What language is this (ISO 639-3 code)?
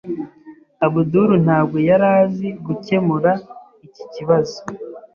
kin